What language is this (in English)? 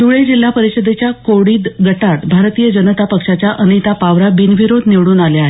Marathi